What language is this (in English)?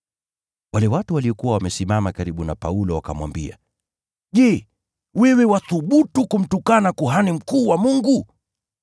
Swahili